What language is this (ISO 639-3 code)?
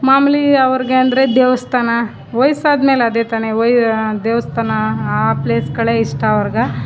kan